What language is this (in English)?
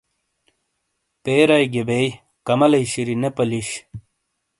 Shina